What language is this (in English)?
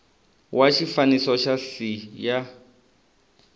Tsonga